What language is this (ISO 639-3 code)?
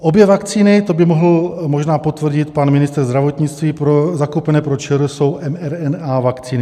ces